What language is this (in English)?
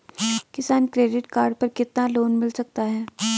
Hindi